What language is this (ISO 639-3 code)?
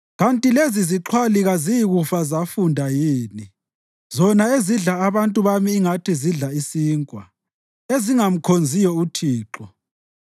nde